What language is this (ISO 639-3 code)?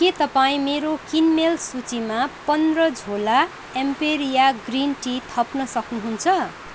nep